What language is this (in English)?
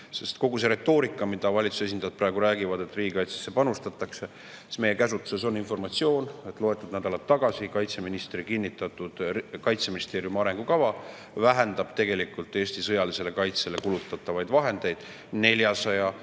Estonian